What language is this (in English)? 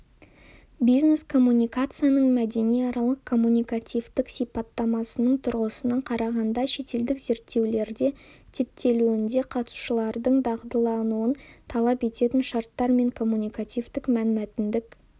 Kazakh